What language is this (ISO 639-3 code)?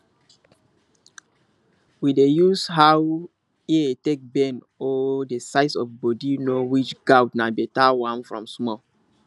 pcm